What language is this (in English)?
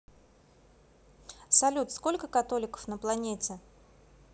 Russian